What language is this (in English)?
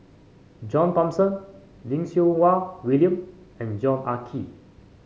English